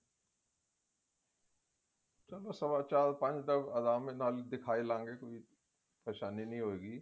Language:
Punjabi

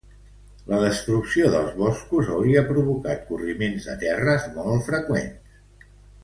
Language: Catalan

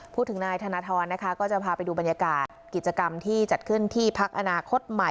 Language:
Thai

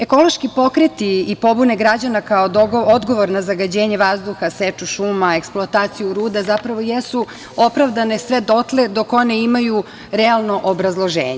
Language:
Serbian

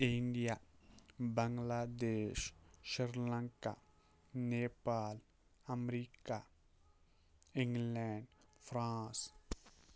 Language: Kashmiri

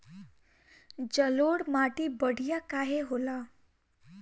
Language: Bhojpuri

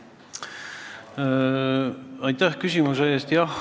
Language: Estonian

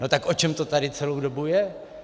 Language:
Czech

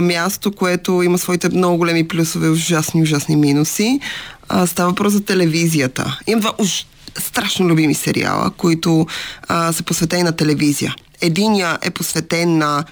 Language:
Bulgarian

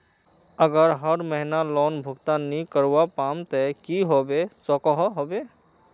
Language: Magahi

